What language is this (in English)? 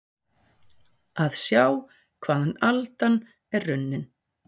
Icelandic